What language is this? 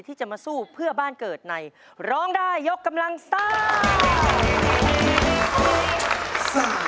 Thai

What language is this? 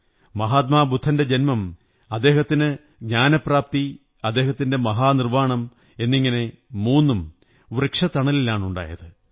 Malayalam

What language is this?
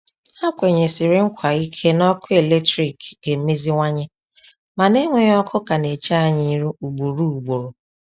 Igbo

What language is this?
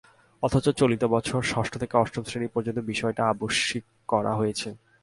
Bangla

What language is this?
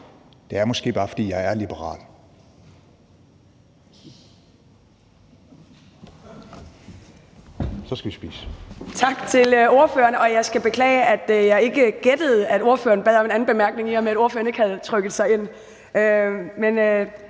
Danish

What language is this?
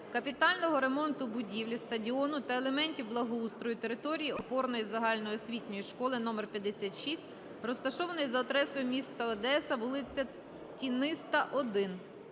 Ukrainian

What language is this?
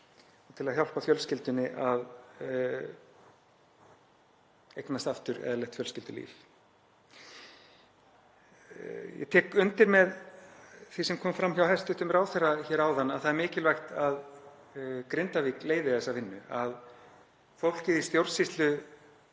Icelandic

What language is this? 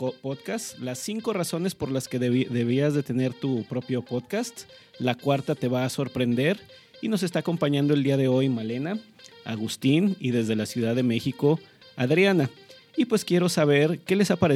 Spanish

